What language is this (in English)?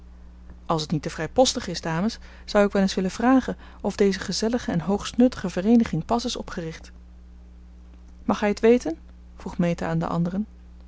Dutch